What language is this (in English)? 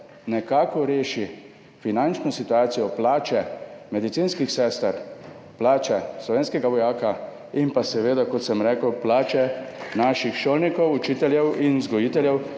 Slovenian